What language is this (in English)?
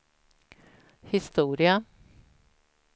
Swedish